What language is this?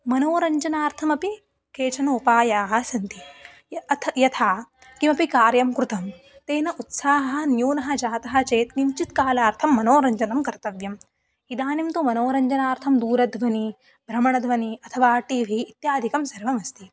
Sanskrit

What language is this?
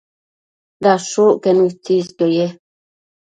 Matsés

